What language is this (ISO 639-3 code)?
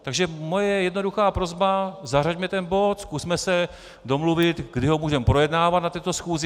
ces